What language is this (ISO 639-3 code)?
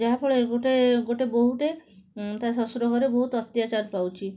ori